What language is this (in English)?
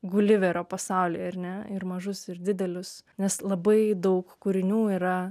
Lithuanian